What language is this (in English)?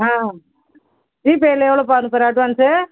Tamil